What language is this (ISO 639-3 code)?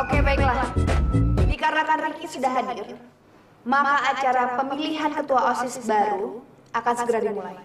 ind